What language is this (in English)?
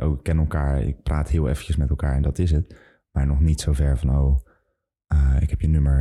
Dutch